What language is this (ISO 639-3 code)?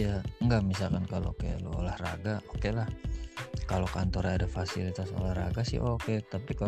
ind